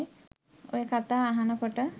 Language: Sinhala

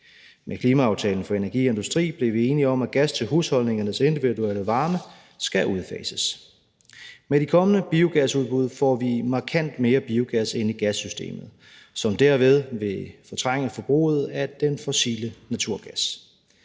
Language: Danish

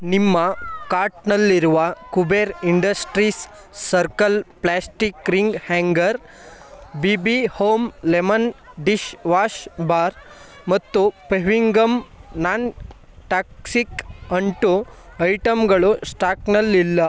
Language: Kannada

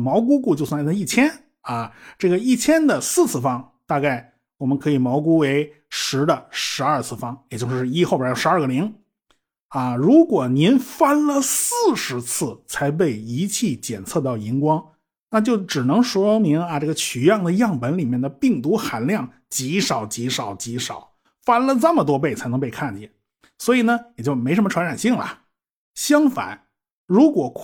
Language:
Chinese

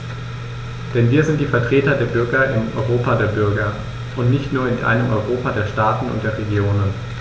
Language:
German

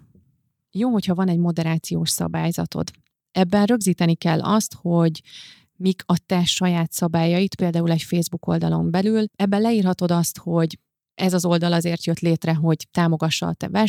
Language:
Hungarian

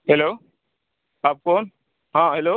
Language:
Urdu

